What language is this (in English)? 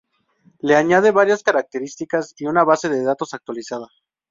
Spanish